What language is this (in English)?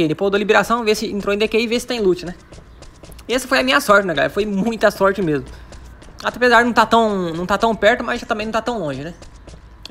Portuguese